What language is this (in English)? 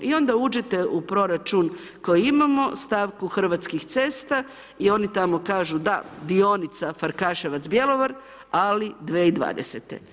Croatian